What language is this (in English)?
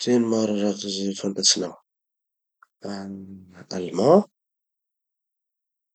Tanosy Malagasy